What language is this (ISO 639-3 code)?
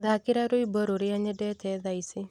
kik